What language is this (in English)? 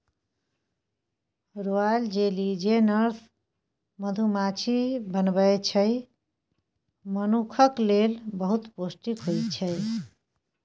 Maithili